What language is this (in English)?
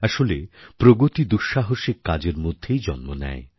Bangla